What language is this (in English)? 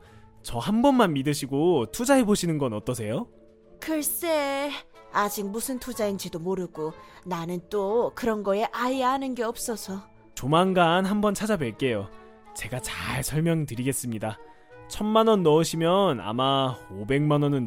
Korean